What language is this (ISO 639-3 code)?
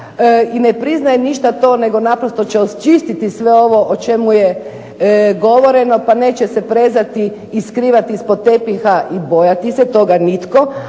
hrv